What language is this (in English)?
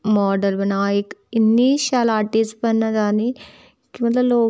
Dogri